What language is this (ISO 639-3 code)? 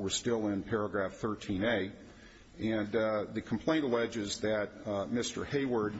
eng